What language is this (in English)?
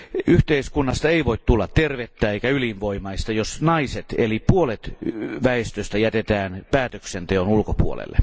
Finnish